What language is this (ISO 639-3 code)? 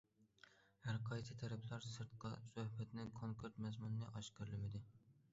uig